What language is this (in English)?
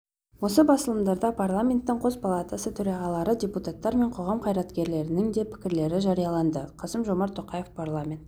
Kazakh